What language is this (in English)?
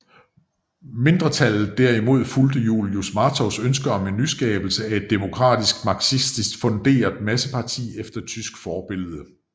Danish